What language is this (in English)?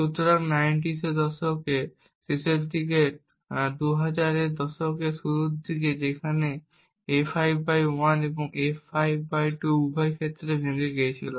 Bangla